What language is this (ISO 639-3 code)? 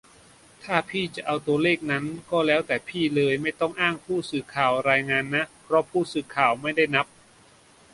tha